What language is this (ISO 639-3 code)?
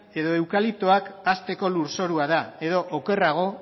eus